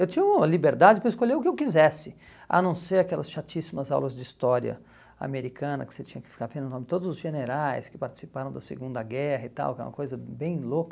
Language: Portuguese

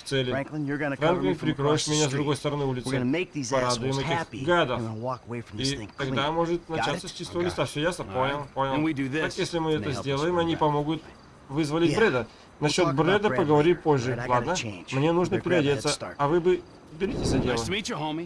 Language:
Russian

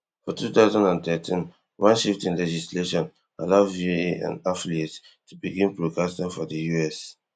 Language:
Nigerian Pidgin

